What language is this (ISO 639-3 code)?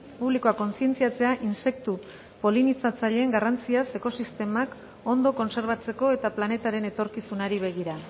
eus